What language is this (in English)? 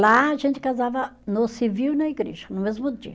Portuguese